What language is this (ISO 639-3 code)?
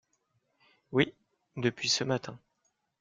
fra